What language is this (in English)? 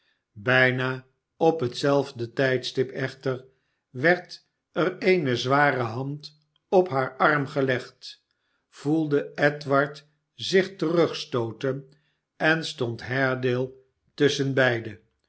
Dutch